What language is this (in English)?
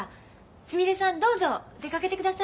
Japanese